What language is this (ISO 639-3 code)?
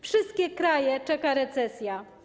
pol